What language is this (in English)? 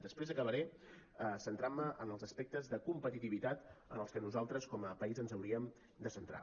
Catalan